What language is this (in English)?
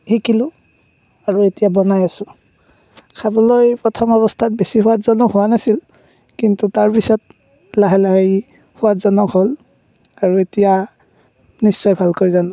Assamese